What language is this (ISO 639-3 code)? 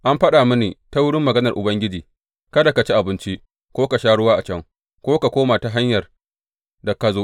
hau